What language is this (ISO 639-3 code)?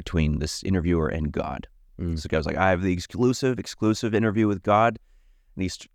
eng